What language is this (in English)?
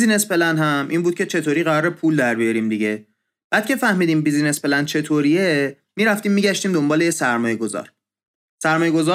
Persian